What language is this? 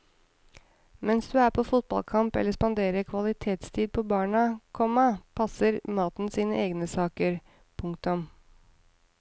Norwegian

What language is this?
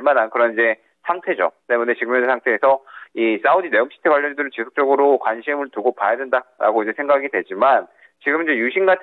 Korean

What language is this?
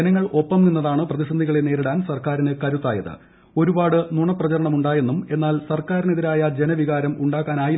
Malayalam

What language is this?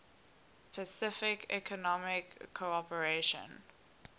English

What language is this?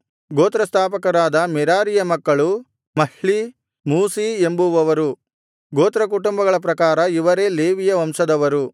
Kannada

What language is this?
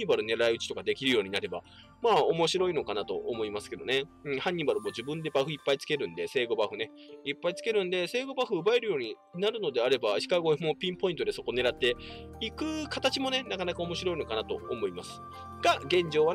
Japanese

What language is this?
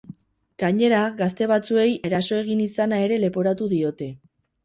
Basque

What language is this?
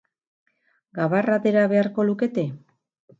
Basque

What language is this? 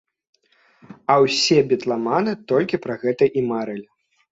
Belarusian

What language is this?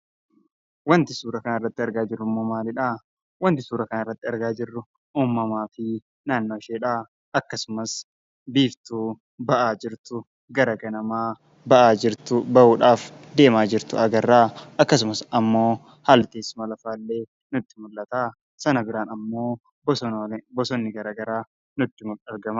Oromo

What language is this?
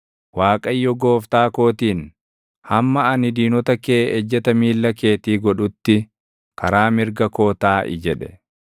Oromo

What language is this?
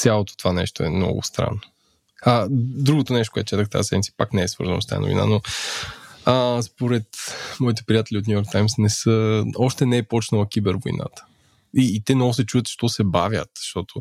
Bulgarian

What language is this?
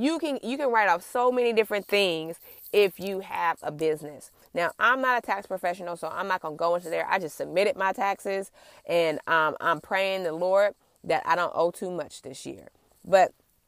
English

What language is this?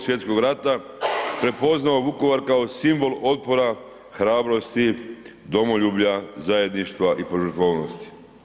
Croatian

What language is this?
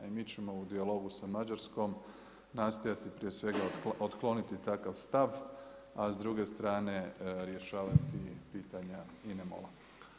Croatian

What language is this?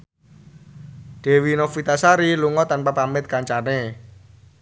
Javanese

